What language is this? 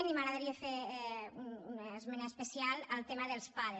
Catalan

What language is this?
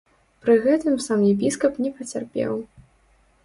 Belarusian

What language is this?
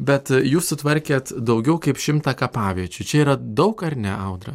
Lithuanian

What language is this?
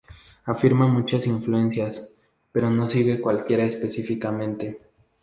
Spanish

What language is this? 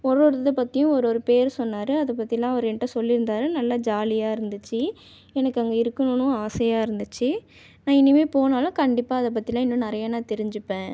Tamil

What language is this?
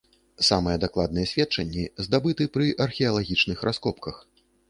Belarusian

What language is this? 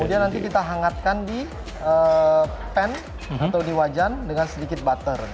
Indonesian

